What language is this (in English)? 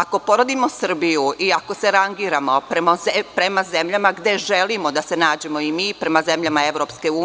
Serbian